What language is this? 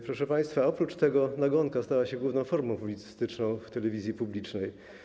Polish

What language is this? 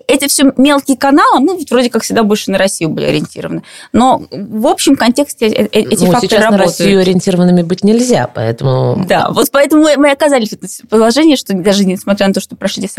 Russian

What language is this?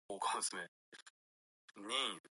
Japanese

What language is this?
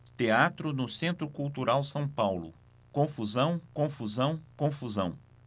Portuguese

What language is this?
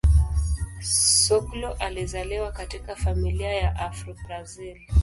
Swahili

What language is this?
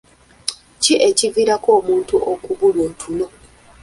Ganda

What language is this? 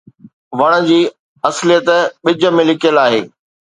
Sindhi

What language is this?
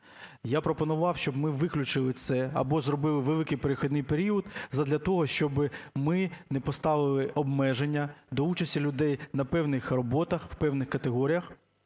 Ukrainian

